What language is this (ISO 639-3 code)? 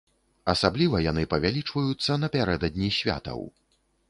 bel